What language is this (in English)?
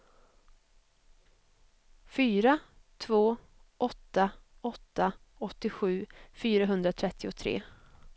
Swedish